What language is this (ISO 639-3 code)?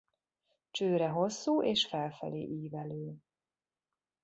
hun